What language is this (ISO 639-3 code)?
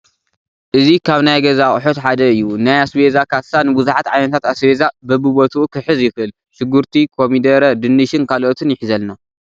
tir